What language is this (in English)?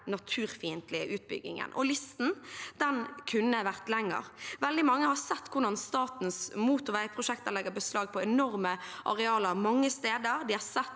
Norwegian